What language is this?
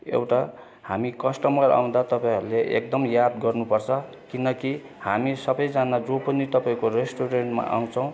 Nepali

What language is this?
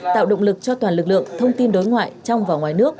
Vietnamese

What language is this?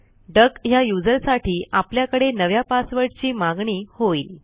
Marathi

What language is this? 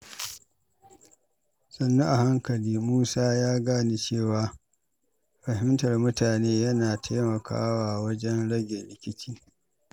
Hausa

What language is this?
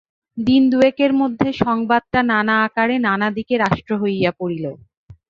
Bangla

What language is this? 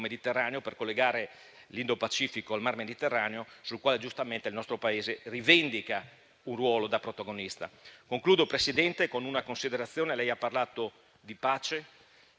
Italian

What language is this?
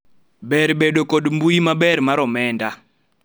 Luo (Kenya and Tanzania)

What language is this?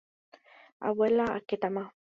Guarani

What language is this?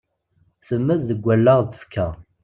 Kabyle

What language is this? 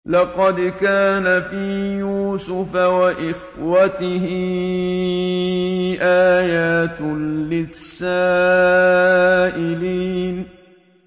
Arabic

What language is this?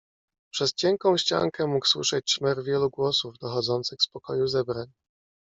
Polish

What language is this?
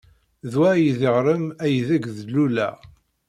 Kabyle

